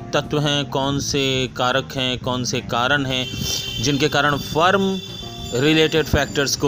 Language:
Hindi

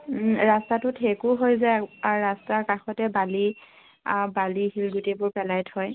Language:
Assamese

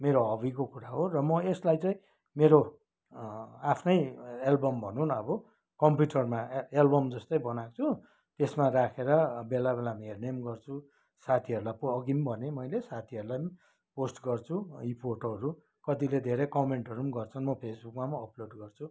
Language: Nepali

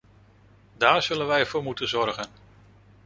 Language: Dutch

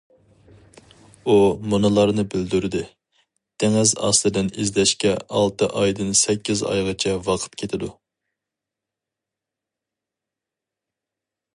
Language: Uyghur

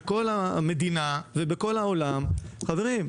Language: Hebrew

